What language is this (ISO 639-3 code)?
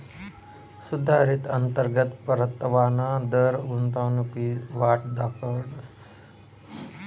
mar